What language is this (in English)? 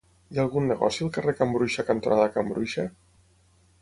Catalan